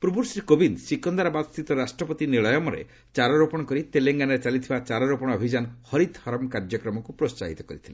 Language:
Odia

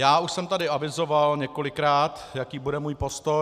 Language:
Czech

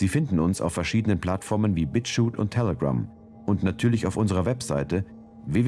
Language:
German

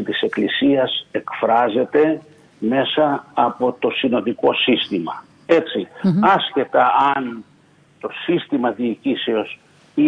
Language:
Greek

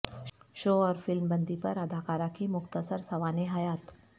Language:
Urdu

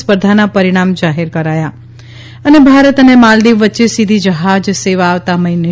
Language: Gujarati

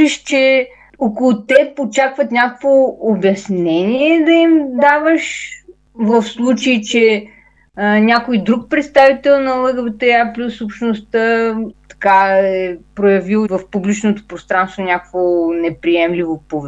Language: Bulgarian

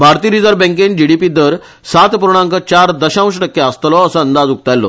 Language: Konkani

